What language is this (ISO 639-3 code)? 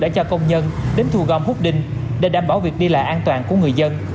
vie